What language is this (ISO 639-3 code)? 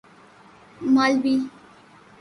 urd